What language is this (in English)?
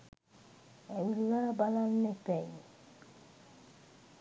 Sinhala